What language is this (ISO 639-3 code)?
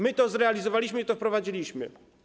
pol